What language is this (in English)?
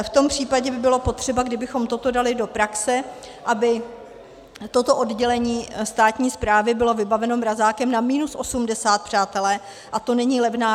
Czech